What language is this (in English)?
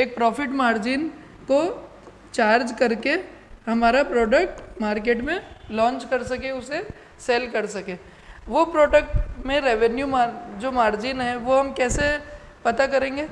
Hindi